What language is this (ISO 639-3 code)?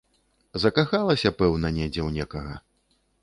bel